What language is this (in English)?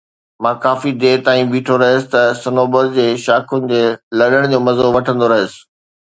Sindhi